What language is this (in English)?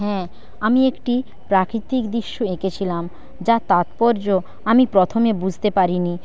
Bangla